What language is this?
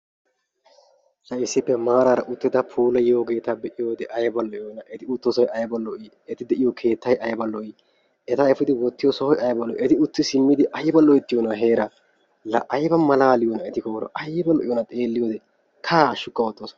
Wolaytta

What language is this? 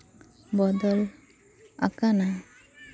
Santali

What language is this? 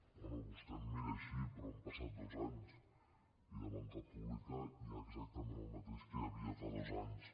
Catalan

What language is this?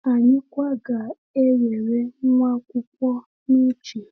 Igbo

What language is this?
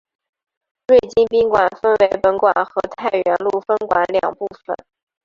Chinese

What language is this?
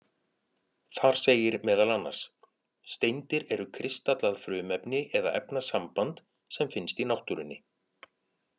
Icelandic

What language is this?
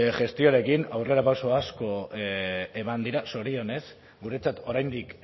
Basque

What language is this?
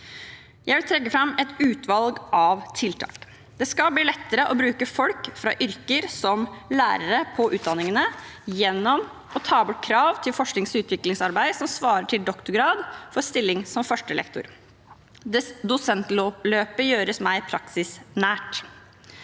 Norwegian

